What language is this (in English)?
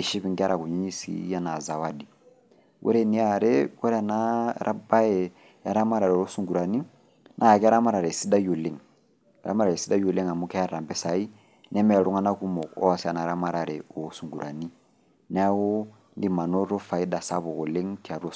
Masai